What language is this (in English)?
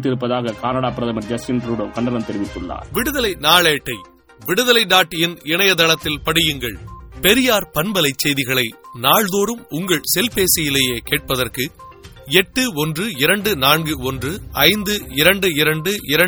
Tamil